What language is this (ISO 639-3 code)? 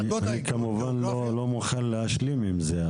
heb